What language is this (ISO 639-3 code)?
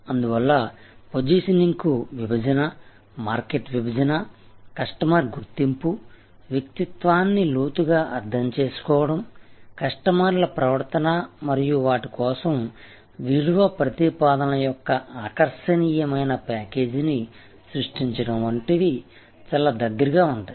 tel